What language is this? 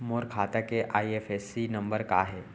Chhattisgarhi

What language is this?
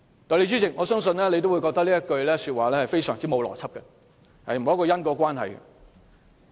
Cantonese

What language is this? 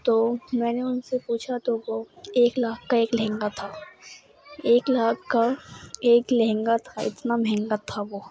Urdu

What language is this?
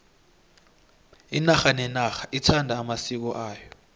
South Ndebele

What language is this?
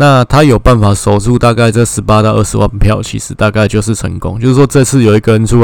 Chinese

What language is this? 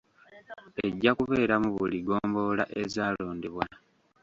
Ganda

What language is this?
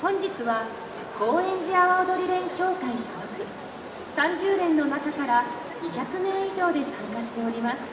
Japanese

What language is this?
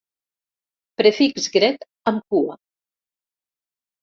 Catalan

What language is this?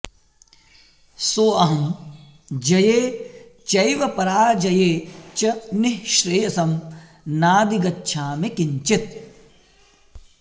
Sanskrit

